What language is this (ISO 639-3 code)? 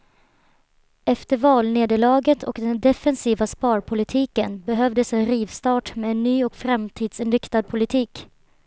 swe